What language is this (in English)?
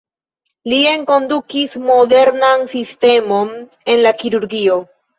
Esperanto